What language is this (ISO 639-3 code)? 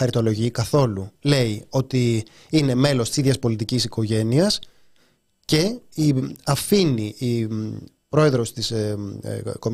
ell